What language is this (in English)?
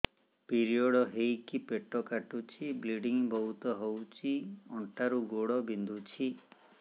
Odia